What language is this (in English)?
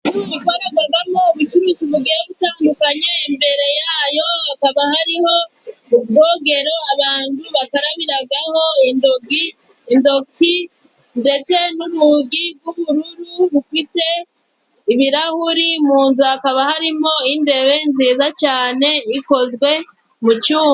Kinyarwanda